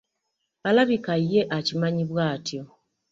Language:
Ganda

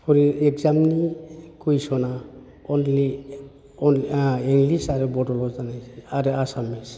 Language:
Bodo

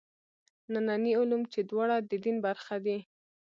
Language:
Pashto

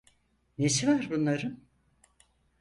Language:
Turkish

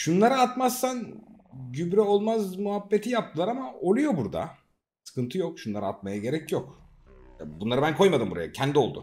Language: Turkish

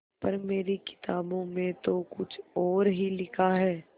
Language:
Hindi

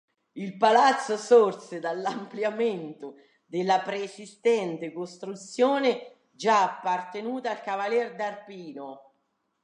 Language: Italian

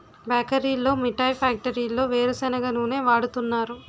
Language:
Telugu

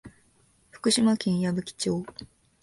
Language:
Japanese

